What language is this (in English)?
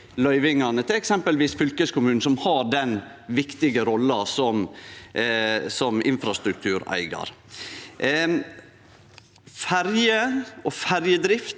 Norwegian